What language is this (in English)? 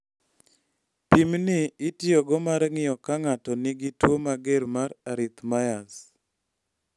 Luo (Kenya and Tanzania)